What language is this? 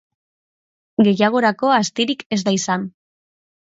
Basque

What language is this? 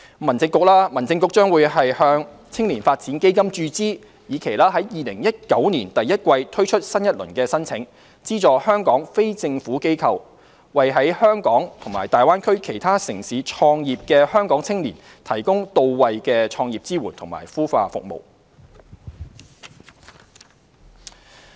Cantonese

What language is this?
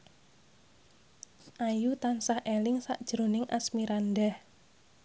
Javanese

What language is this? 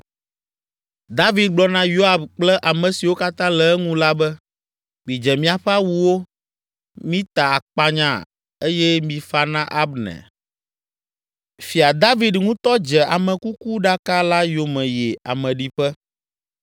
Ewe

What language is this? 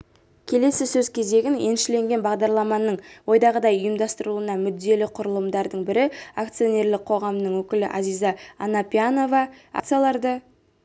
Kazakh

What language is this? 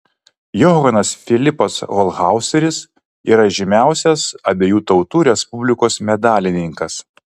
Lithuanian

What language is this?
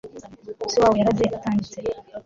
Kinyarwanda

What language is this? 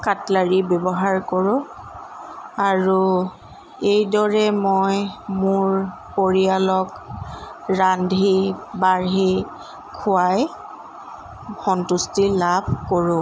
Assamese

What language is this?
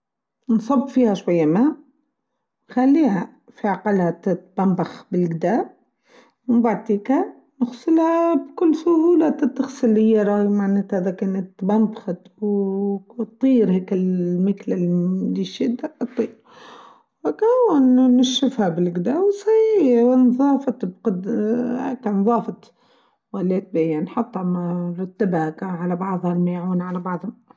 Tunisian Arabic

